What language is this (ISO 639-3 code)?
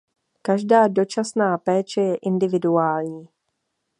ces